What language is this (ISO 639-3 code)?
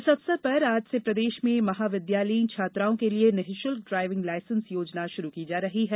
hin